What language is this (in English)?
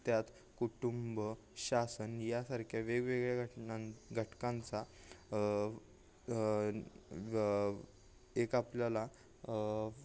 Marathi